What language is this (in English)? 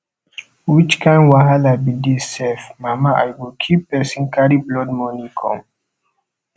Nigerian Pidgin